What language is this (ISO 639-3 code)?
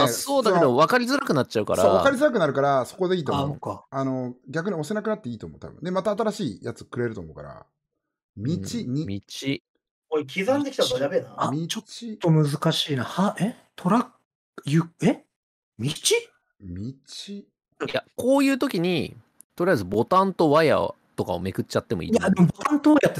jpn